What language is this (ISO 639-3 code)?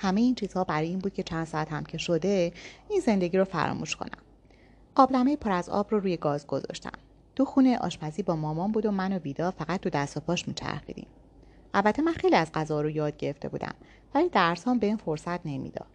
fas